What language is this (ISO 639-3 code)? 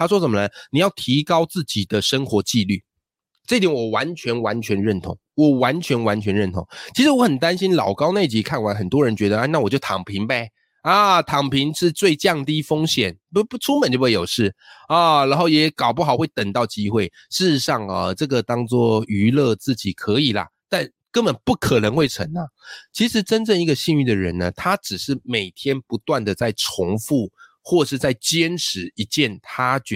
zho